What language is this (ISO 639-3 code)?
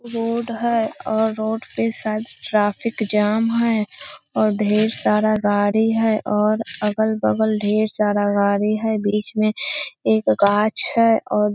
mag